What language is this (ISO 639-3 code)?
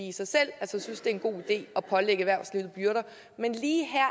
dan